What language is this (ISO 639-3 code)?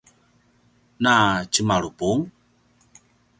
pwn